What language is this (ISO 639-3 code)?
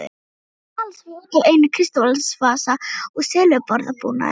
isl